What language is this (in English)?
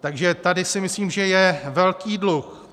Czech